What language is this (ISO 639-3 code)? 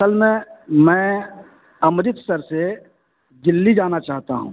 urd